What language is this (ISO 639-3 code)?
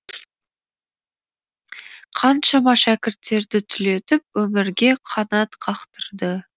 kaz